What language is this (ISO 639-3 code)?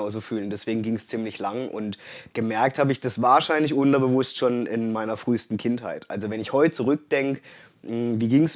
deu